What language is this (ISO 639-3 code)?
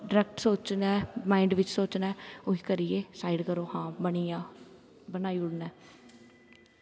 doi